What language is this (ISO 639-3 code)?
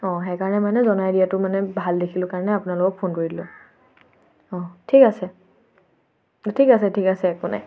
asm